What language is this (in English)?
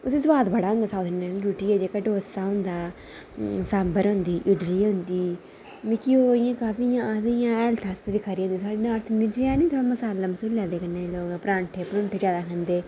Dogri